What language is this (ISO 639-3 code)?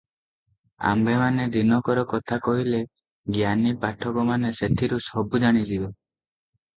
ori